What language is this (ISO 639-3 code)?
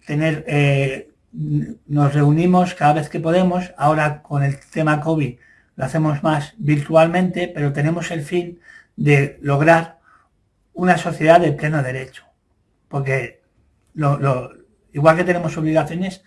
spa